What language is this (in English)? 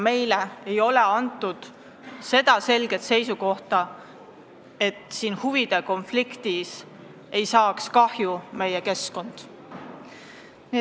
Estonian